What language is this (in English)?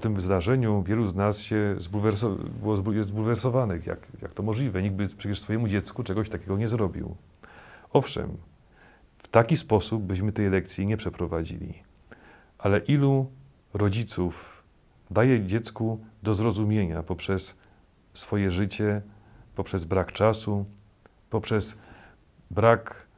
Polish